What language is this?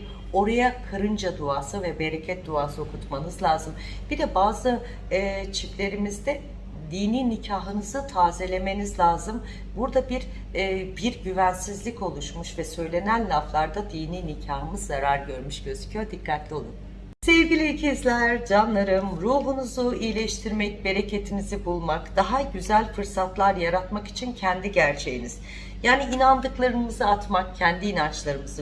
Turkish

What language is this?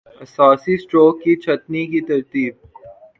Urdu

